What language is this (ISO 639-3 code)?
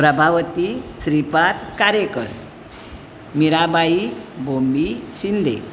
kok